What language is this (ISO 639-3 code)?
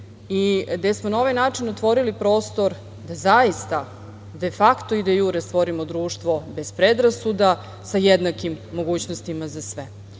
srp